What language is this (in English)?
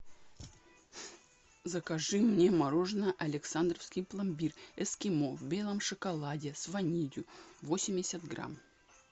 Russian